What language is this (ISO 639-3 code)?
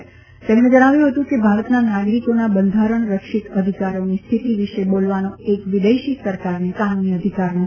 guj